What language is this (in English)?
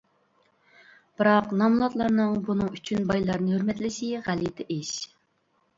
Uyghur